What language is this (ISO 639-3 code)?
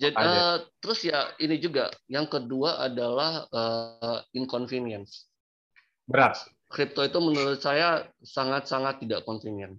ind